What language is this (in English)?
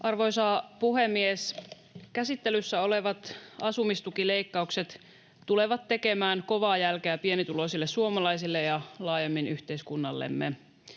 Finnish